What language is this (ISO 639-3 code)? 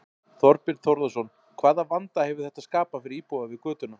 isl